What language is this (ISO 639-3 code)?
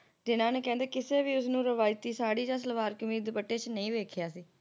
pan